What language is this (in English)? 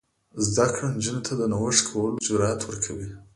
Pashto